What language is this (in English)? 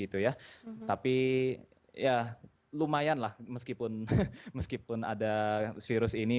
Indonesian